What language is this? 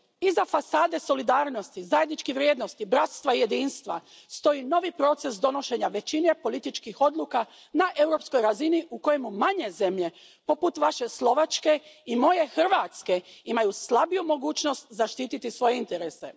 Croatian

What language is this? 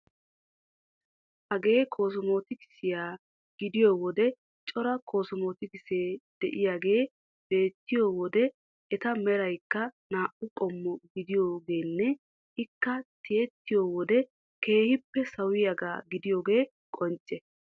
Wolaytta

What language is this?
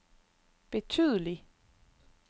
Danish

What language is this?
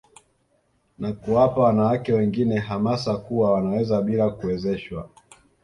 Swahili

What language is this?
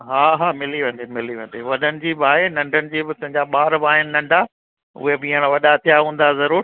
Sindhi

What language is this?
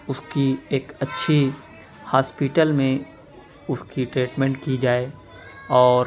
Urdu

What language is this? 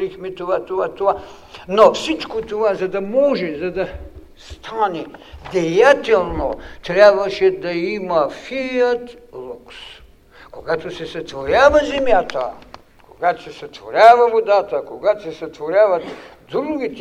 Bulgarian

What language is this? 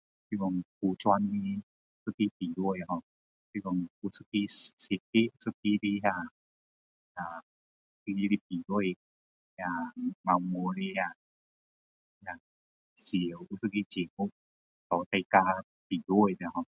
Min Dong Chinese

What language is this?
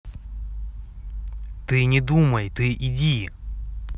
Russian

